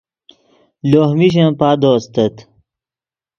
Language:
Yidgha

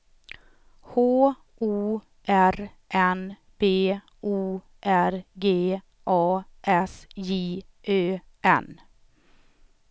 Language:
Swedish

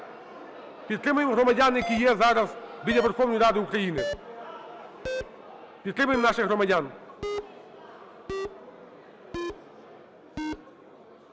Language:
Ukrainian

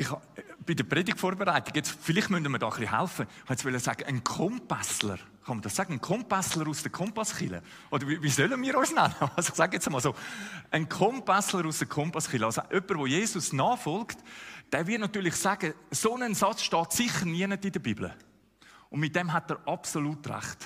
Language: German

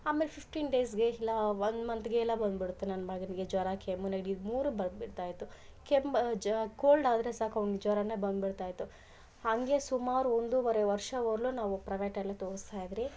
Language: Kannada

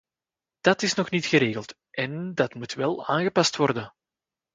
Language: Dutch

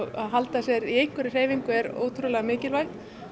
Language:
Icelandic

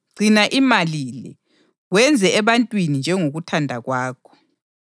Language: North Ndebele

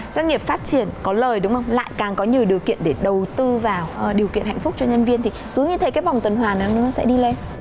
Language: Vietnamese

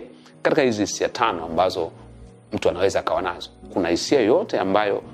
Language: Swahili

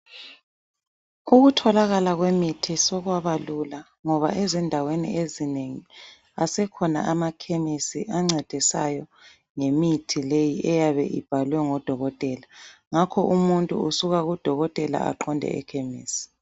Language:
North Ndebele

